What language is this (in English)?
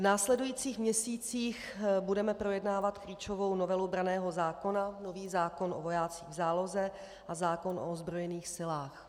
Czech